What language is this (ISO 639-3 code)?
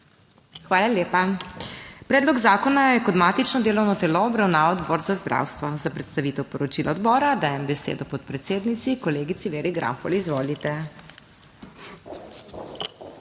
slv